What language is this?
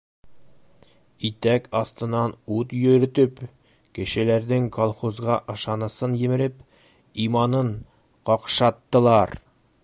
Bashkir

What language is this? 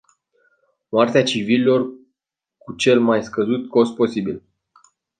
Romanian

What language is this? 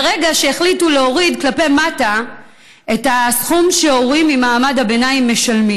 Hebrew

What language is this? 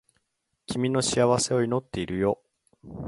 Japanese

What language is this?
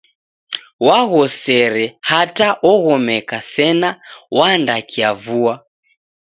Taita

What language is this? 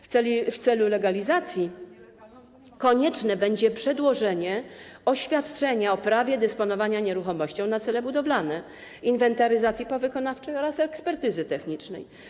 Polish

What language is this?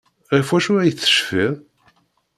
Kabyle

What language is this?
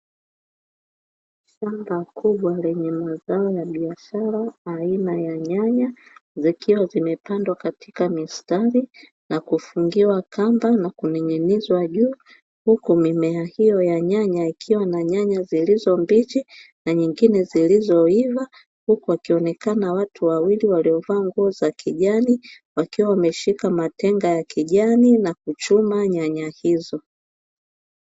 Swahili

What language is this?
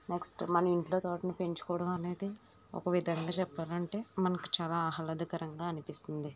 Telugu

